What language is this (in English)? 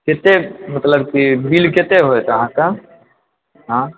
Maithili